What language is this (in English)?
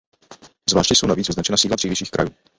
Czech